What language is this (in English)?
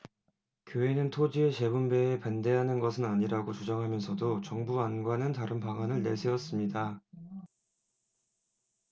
Korean